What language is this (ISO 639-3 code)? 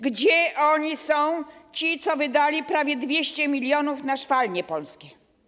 pol